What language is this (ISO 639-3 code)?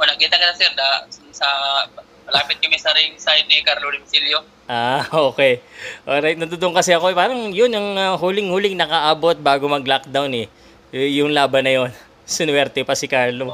fil